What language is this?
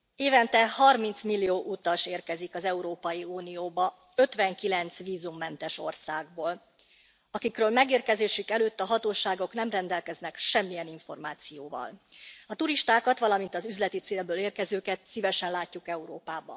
Hungarian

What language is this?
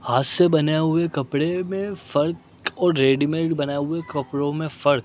Urdu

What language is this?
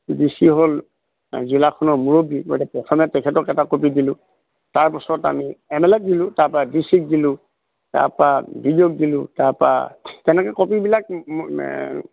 Assamese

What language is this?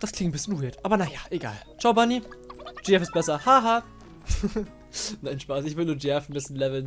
German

